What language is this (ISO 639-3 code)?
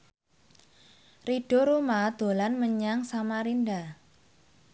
jav